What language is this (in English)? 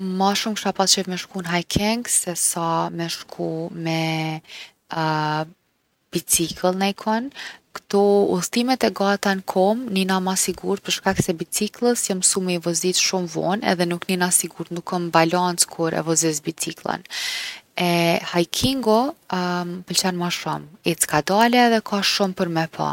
Gheg Albanian